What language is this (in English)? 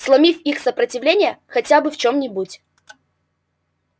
Russian